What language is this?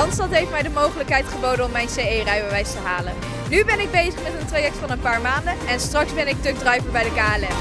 Dutch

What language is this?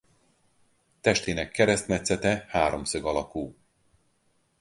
Hungarian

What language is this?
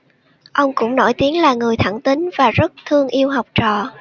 Vietnamese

